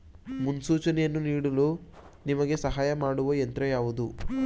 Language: Kannada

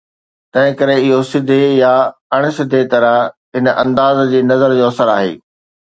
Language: Sindhi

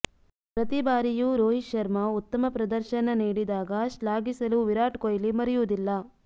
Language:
Kannada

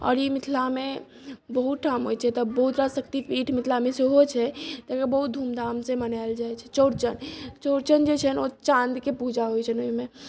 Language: Maithili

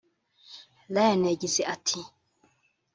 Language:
Kinyarwanda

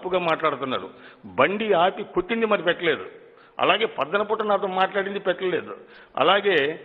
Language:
Telugu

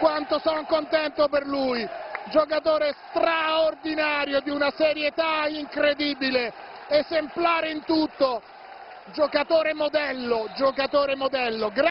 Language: Italian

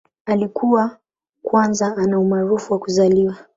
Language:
Swahili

